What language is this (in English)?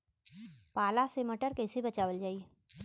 Bhojpuri